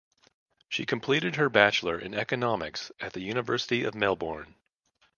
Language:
English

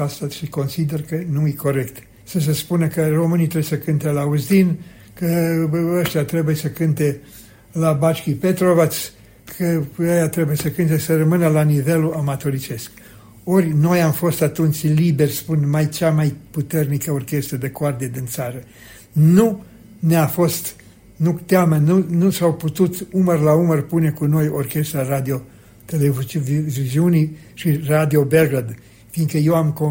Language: Romanian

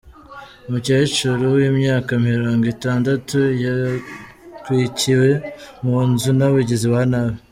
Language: Kinyarwanda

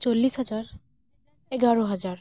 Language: Santali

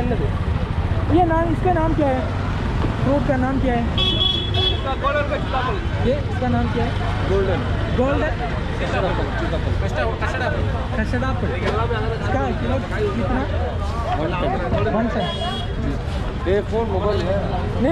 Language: Malayalam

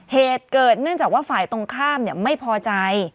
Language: Thai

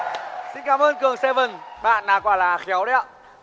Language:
Vietnamese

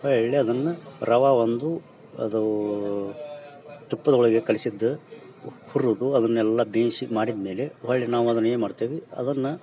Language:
Kannada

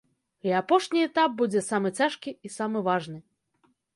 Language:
Belarusian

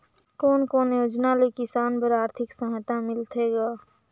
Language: Chhattisgarhi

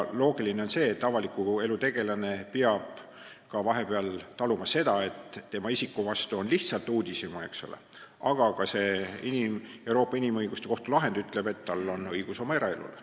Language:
Estonian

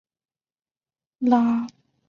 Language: Chinese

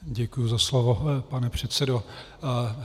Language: Czech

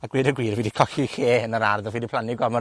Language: Welsh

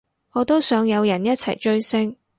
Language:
Cantonese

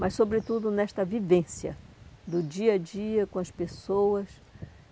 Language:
Portuguese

